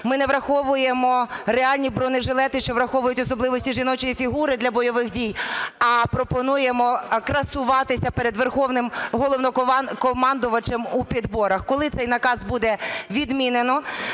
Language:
Ukrainian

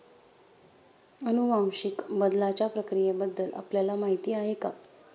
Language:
Marathi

